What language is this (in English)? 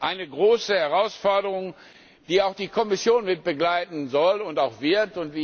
German